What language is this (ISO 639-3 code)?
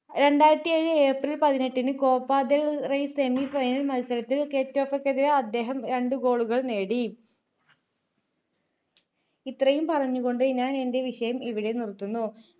mal